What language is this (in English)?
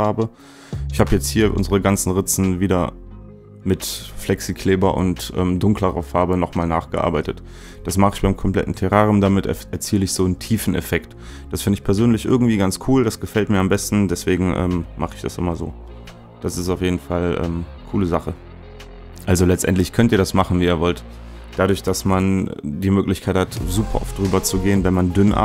German